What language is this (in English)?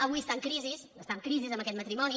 Catalan